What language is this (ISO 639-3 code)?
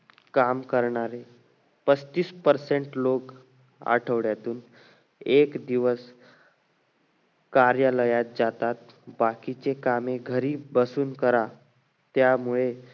mar